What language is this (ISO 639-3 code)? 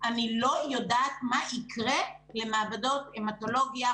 heb